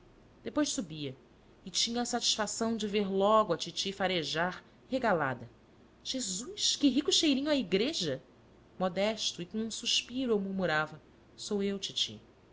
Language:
Portuguese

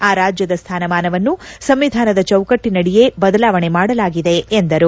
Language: Kannada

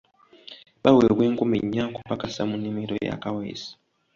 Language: Ganda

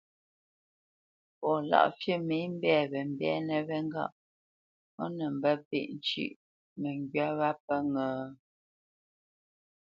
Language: Bamenyam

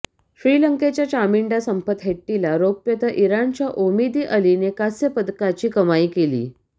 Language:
Marathi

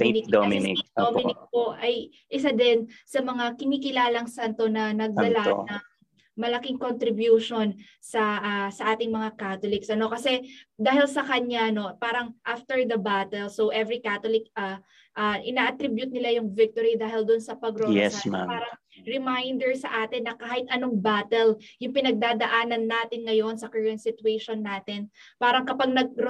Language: Filipino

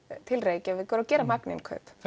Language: Icelandic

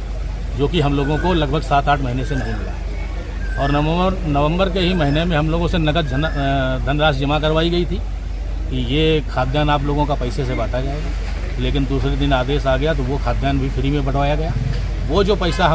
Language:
Hindi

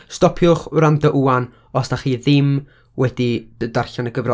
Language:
Welsh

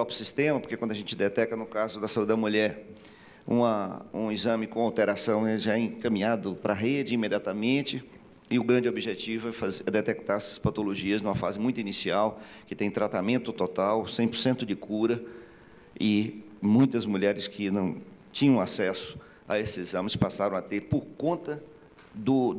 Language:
Portuguese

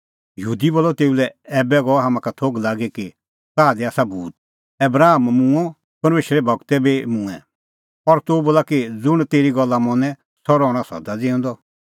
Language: Kullu Pahari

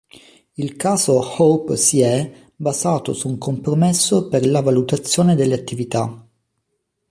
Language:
Italian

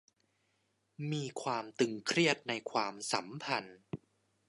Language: Thai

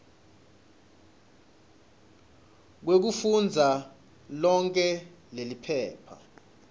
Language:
Swati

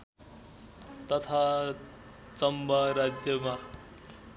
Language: Nepali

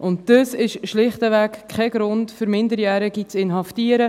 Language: Swiss German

